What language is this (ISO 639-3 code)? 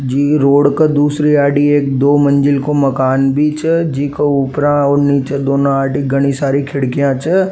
raj